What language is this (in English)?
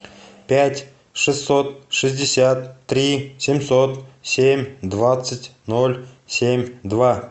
Russian